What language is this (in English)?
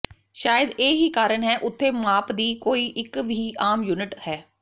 Punjabi